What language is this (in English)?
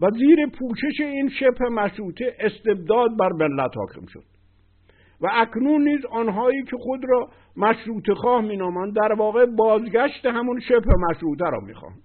Persian